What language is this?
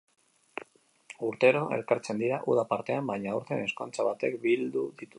Basque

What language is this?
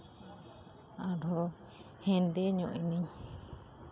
Santali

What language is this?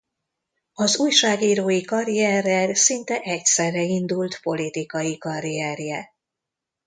Hungarian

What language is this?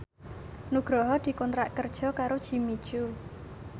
Javanese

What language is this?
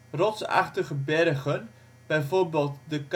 Dutch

